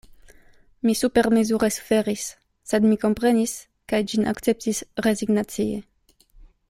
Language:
Esperanto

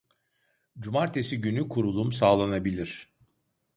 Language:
Turkish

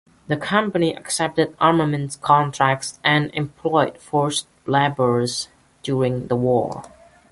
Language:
English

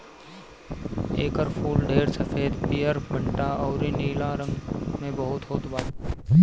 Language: Bhojpuri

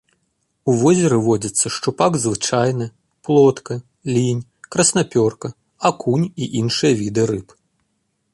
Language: Belarusian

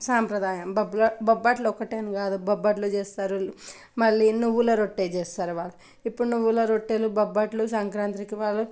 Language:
Telugu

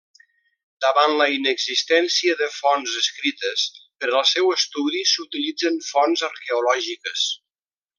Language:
Catalan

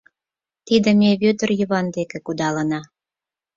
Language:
Mari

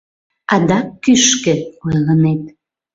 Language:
Mari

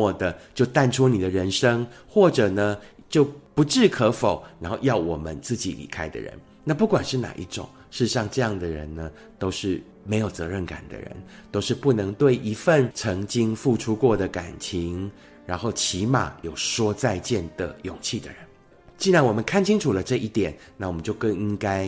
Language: Chinese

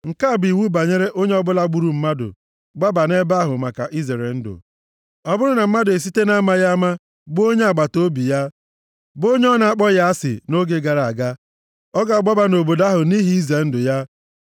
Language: Igbo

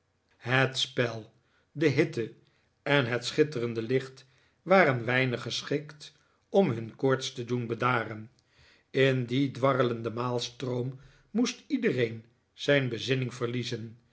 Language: Dutch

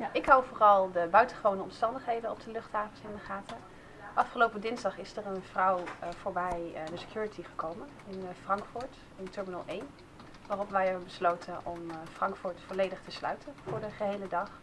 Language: Dutch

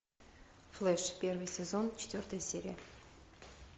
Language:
Russian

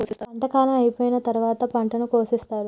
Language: Telugu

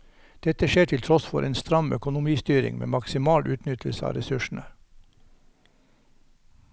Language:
Norwegian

